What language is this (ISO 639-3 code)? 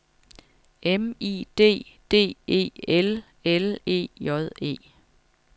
dan